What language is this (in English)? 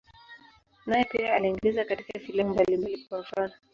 Swahili